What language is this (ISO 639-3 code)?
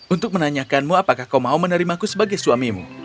ind